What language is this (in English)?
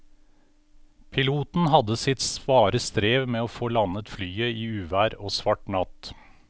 Norwegian